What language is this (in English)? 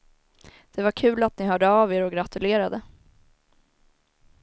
Swedish